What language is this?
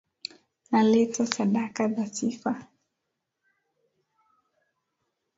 Swahili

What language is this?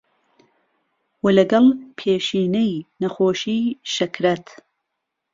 Central Kurdish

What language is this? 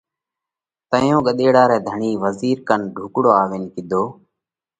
Parkari Koli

